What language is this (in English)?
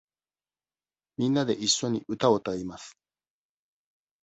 Japanese